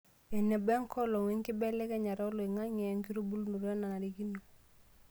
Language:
Masai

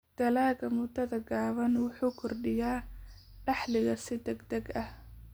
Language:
Somali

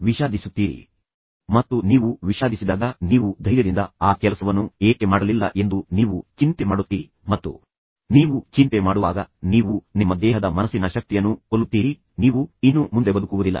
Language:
Kannada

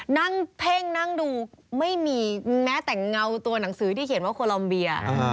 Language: Thai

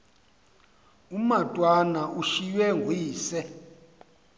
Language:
Xhosa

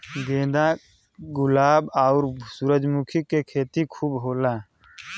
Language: Bhojpuri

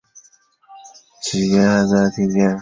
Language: Chinese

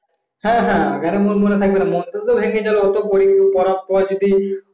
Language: Bangla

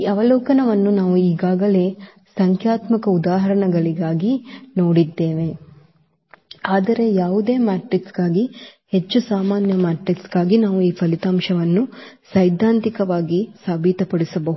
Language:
Kannada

